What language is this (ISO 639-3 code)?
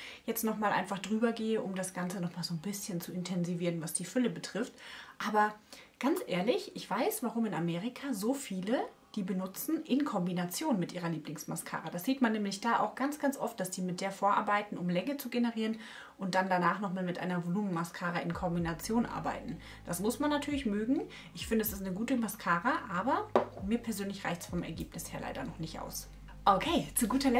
deu